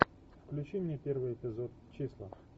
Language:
Russian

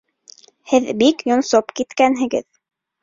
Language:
Bashkir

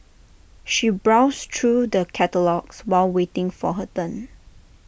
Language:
English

